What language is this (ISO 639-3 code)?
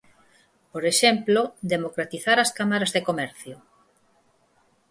glg